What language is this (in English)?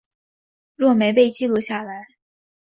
Chinese